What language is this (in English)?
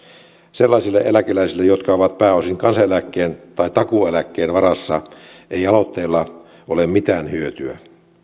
Finnish